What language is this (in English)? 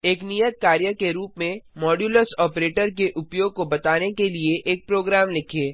Hindi